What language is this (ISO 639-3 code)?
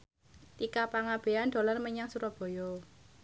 jav